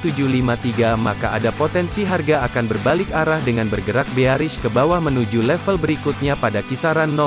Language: Indonesian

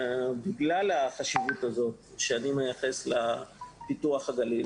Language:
Hebrew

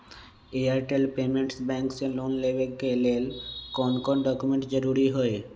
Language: Magahi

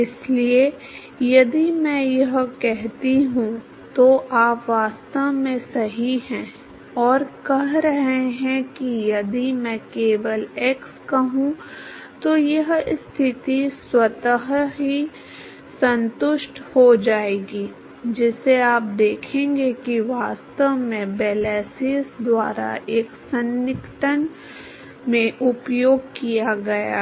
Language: Hindi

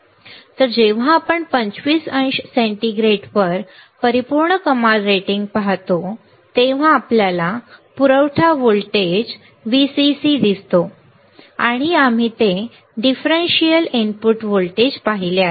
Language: Marathi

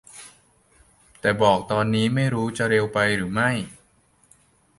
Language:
Thai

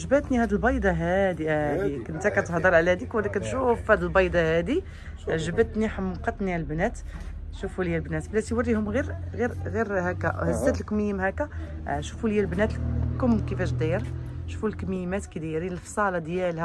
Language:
Arabic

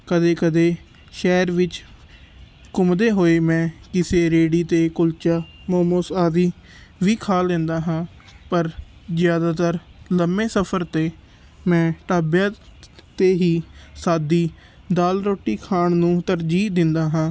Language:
Punjabi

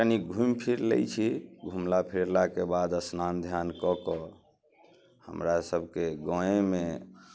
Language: Maithili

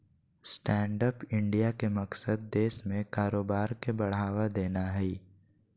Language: Magahi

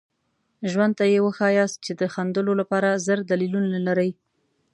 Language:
Pashto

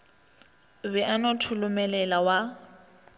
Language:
Northern Sotho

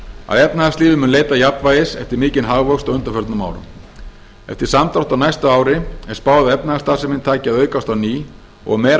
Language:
Icelandic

